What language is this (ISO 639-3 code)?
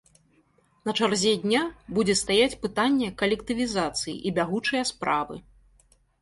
bel